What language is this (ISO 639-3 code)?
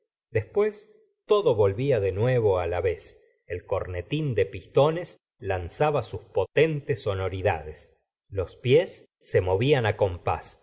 spa